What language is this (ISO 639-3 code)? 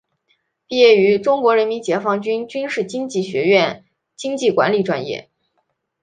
zho